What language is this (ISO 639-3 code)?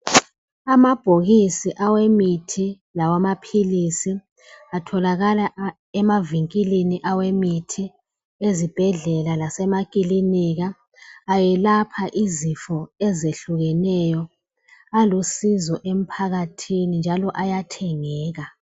nde